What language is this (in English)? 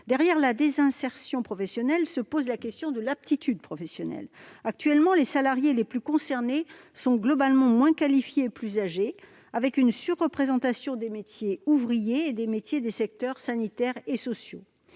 French